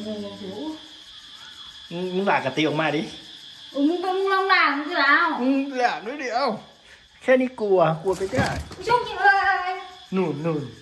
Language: Thai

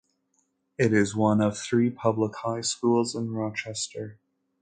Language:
English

